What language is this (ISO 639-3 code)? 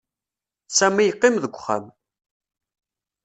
kab